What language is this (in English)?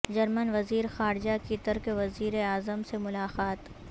Urdu